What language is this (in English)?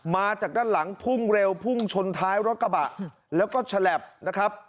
Thai